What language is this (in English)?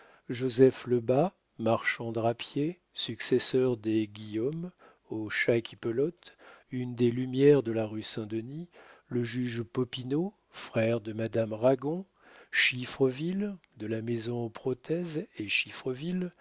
French